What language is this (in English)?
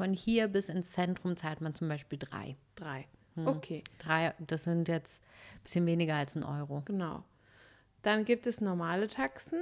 German